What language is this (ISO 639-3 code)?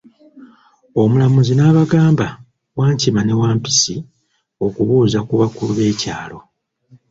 lug